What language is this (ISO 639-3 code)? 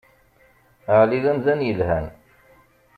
kab